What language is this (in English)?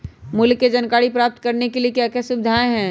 Magahi